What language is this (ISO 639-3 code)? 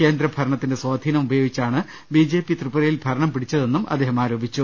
mal